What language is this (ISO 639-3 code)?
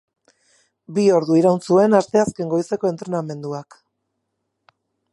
eus